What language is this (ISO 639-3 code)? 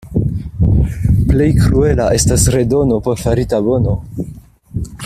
epo